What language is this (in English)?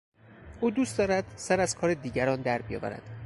Persian